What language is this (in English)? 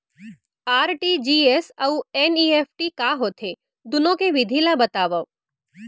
Chhattisgarhi